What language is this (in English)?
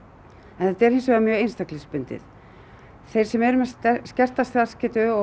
Icelandic